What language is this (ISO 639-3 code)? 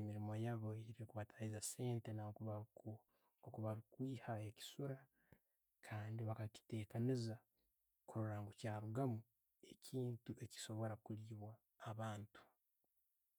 ttj